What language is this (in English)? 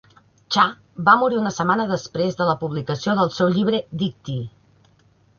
Catalan